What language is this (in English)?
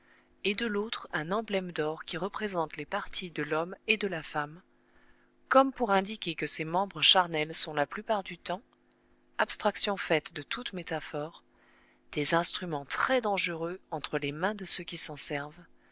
French